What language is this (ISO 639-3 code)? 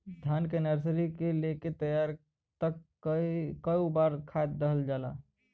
bho